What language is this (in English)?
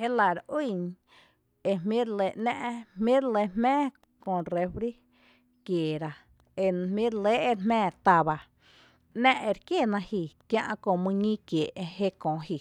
Tepinapa Chinantec